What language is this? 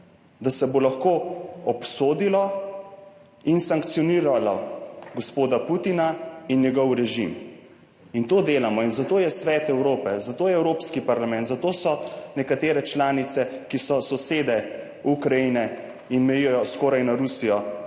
Slovenian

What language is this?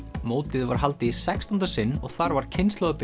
Icelandic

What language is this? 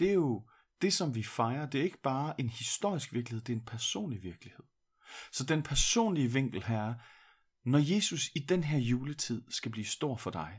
Danish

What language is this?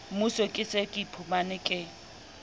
Southern Sotho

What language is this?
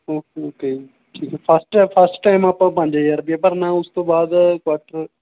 Punjabi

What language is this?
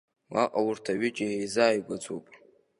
Abkhazian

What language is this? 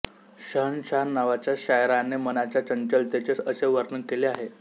Marathi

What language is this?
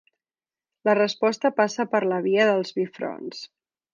Catalan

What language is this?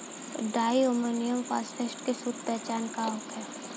Bhojpuri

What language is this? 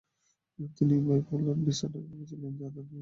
Bangla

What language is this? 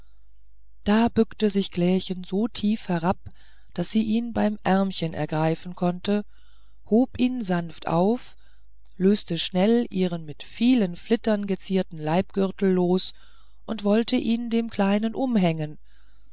German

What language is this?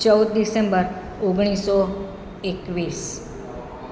Gujarati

